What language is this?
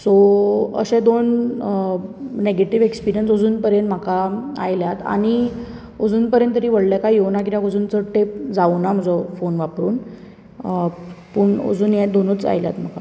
Konkani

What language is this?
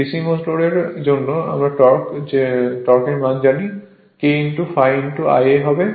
Bangla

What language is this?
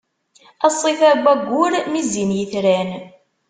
Kabyle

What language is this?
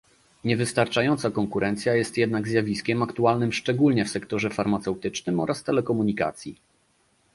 Polish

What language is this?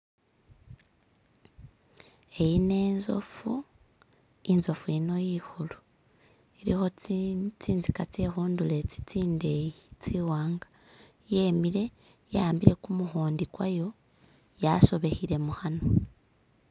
Masaaba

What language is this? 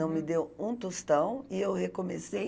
Portuguese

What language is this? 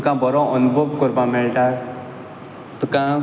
Konkani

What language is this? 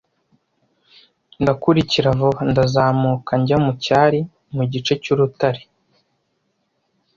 Kinyarwanda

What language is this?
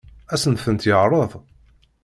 Kabyle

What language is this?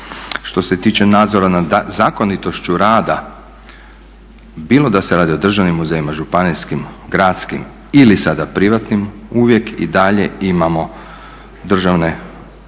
Croatian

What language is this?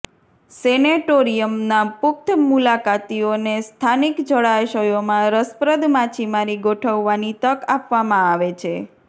Gujarati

